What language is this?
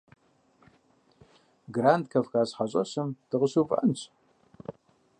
Kabardian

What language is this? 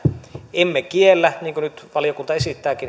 Finnish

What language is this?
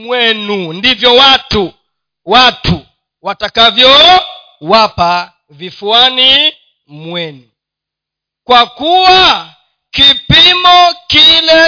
Swahili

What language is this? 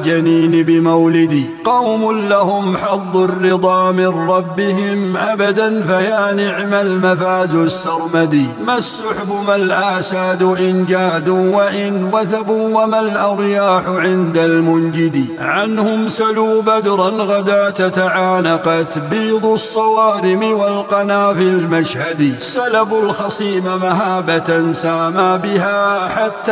Arabic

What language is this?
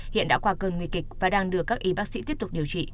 Vietnamese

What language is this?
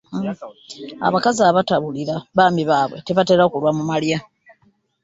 Ganda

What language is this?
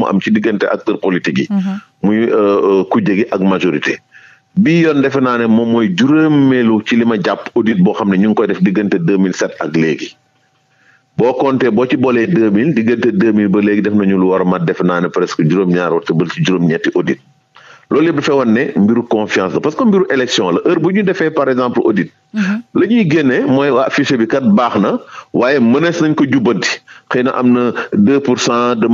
French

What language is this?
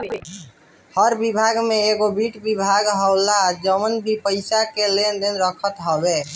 Bhojpuri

